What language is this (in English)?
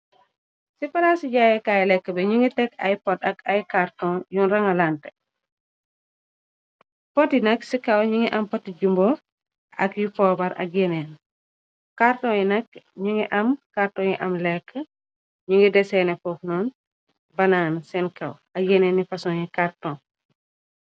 Wolof